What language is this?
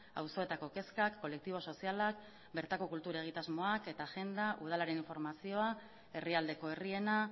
Basque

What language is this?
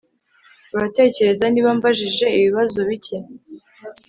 Kinyarwanda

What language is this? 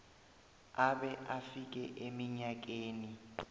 South Ndebele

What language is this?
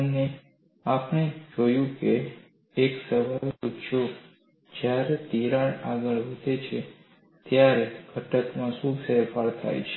Gujarati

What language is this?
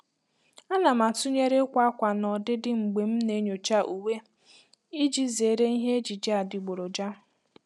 Igbo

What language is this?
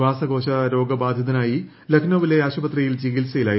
Malayalam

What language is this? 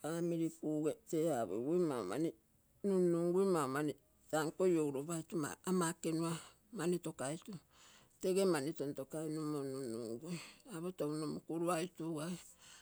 Terei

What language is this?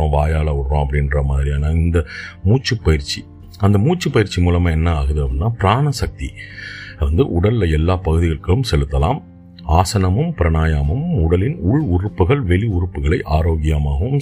Tamil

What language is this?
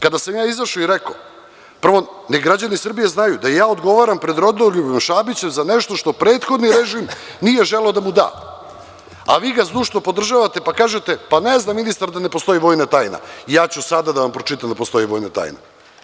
Serbian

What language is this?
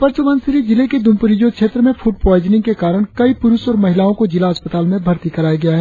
Hindi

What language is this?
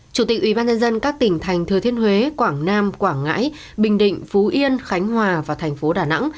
Vietnamese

